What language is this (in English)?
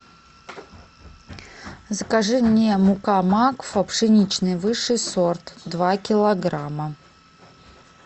Russian